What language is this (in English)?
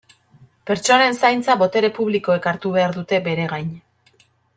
Basque